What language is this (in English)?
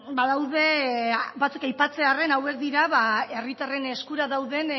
Basque